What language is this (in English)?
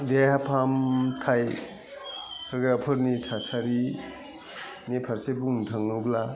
Bodo